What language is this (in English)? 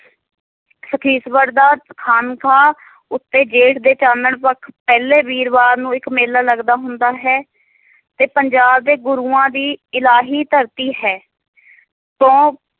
Punjabi